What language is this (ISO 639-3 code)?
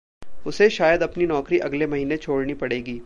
hin